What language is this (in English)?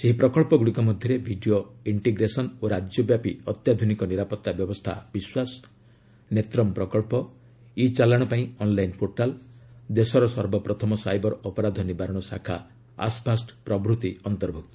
Odia